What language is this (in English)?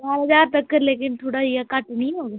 Dogri